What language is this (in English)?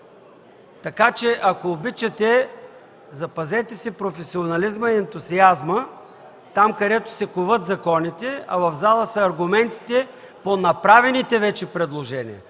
Bulgarian